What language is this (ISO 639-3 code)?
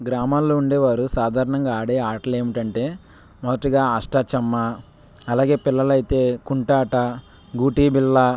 tel